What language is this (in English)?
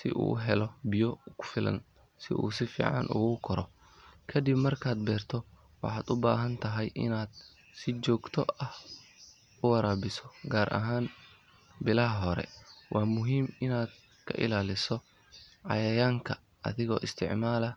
Somali